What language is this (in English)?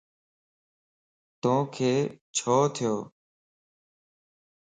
Lasi